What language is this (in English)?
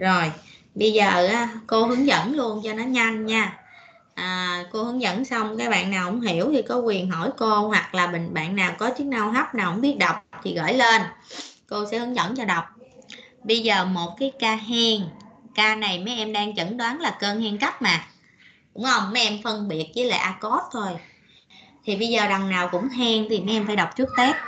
Vietnamese